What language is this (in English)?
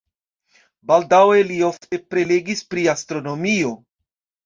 Esperanto